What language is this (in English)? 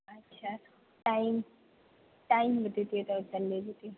Maithili